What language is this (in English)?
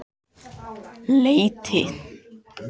Icelandic